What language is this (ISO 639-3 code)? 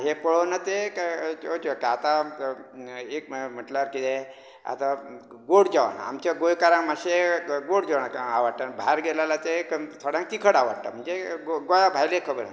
kok